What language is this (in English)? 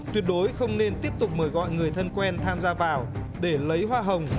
Vietnamese